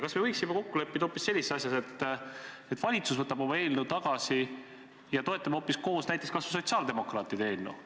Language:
Estonian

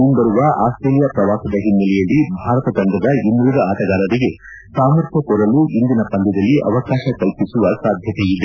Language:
Kannada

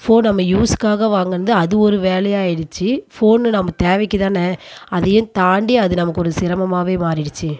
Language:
Tamil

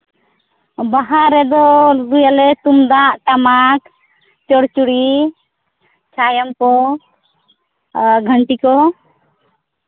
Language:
Santali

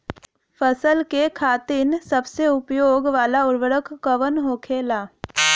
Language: Bhojpuri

